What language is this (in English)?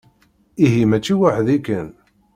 Kabyle